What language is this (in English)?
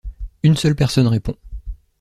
French